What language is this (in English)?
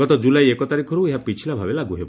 Odia